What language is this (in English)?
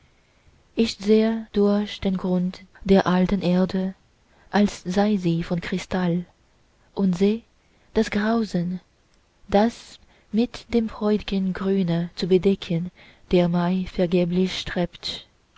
German